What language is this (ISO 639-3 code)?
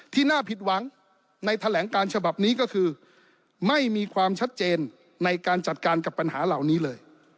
tha